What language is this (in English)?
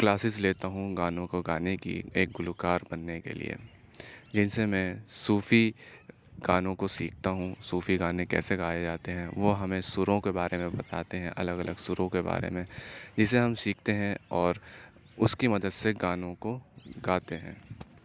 Urdu